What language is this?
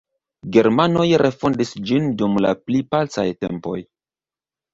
Esperanto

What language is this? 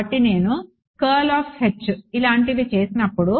Telugu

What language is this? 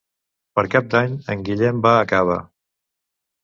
Catalan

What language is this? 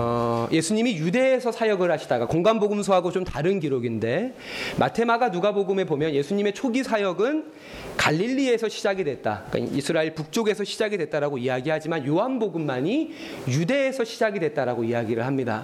Korean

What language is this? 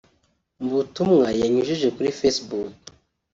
Kinyarwanda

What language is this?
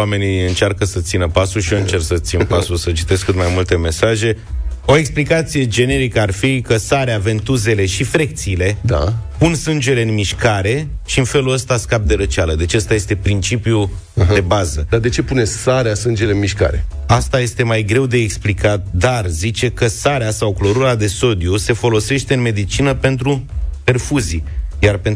Romanian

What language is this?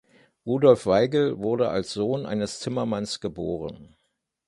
German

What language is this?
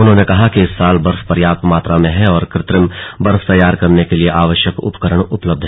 Hindi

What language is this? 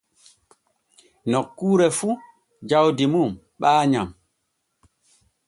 Borgu Fulfulde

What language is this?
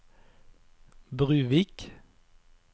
Norwegian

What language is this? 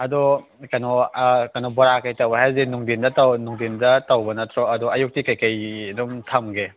Manipuri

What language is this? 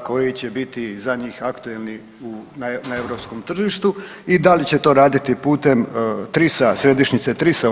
Croatian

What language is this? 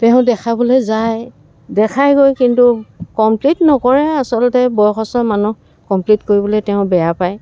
Assamese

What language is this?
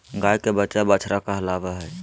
Magahi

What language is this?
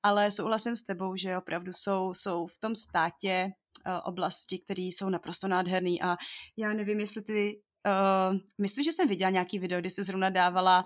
Czech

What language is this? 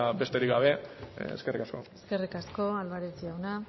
Basque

